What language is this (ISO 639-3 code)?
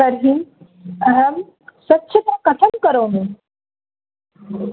san